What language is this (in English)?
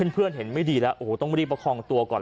Thai